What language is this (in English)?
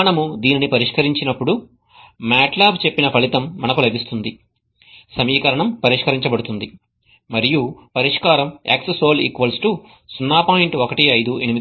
Telugu